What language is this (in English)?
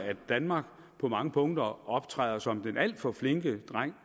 Danish